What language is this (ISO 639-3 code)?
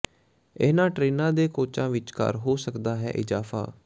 pan